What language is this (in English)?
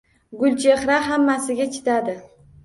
Uzbek